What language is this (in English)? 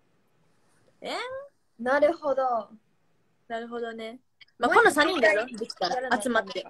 Japanese